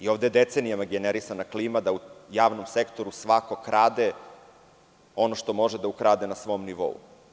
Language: Serbian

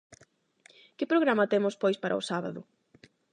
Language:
Galician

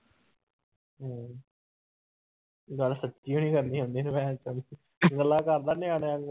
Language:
Punjabi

